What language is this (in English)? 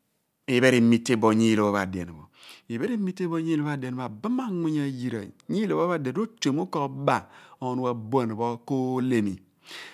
Abua